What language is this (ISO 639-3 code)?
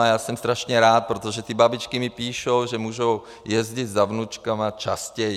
ces